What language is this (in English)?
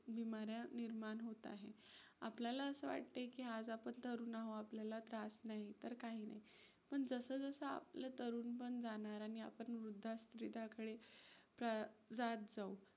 Marathi